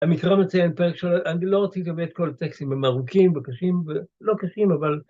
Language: Hebrew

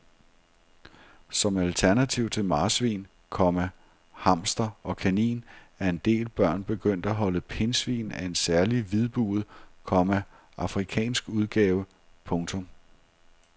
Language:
Danish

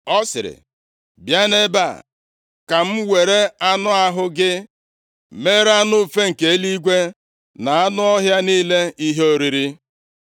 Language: Igbo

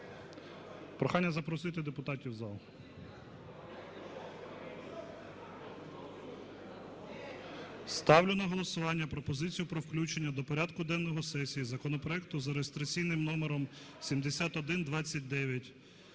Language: Ukrainian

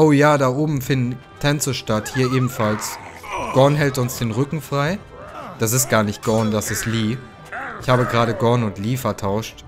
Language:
German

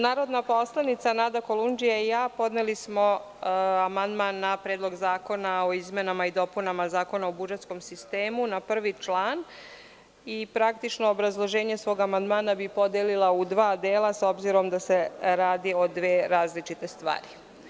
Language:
Serbian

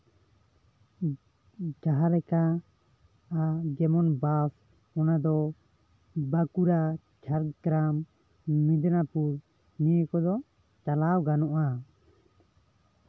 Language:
Santali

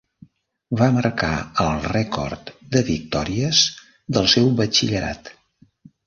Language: Catalan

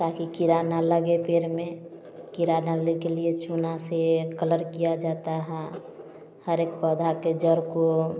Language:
Hindi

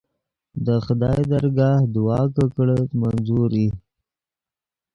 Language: Yidgha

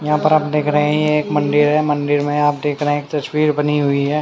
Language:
Hindi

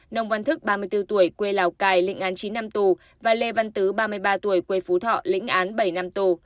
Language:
Vietnamese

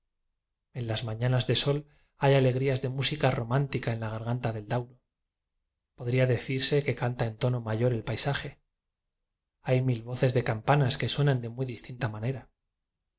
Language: Spanish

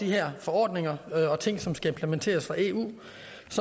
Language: Danish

